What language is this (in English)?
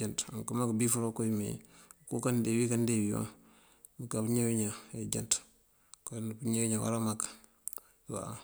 Mandjak